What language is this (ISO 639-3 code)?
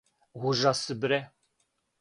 srp